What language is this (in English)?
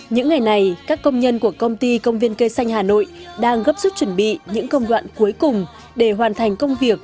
Vietnamese